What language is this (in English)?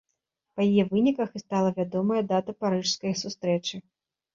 Belarusian